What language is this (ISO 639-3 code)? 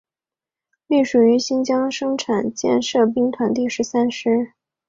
zho